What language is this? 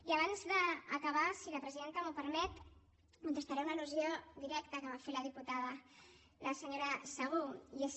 Catalan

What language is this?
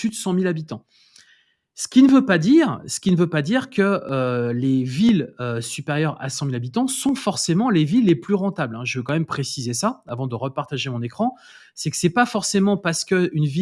French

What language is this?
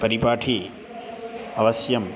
Sanskrit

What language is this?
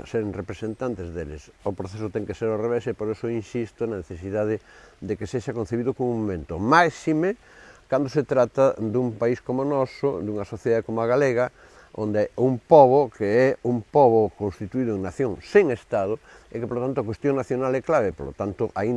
Spanish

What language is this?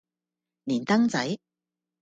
Cantonese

